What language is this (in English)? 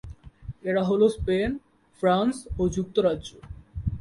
Bangla